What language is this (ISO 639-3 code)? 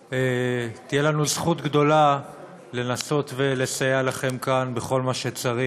heb